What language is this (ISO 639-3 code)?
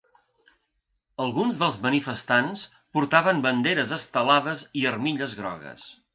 cat